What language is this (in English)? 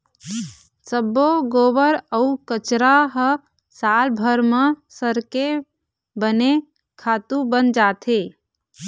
Chhattisgarhi